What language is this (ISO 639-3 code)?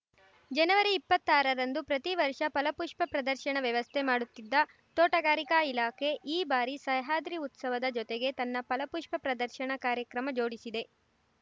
kan